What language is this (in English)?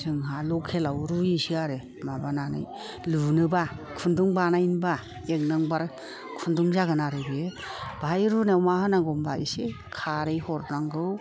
Bodo